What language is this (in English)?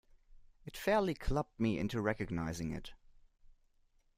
English